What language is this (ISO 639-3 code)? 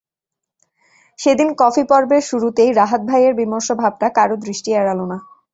ben